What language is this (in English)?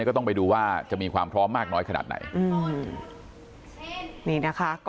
Thai